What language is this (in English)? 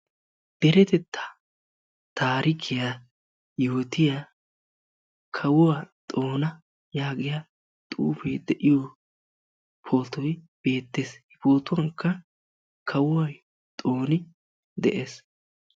Wolaytta